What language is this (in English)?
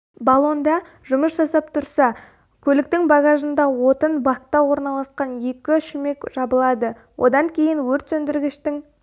Kazakh